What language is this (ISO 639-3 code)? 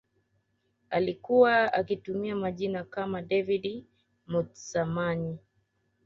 swa